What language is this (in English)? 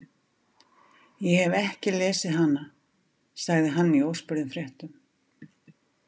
Icelandic